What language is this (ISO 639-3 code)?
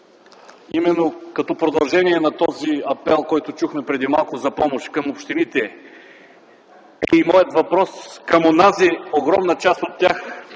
bul